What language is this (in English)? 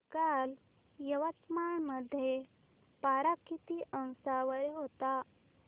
Marathi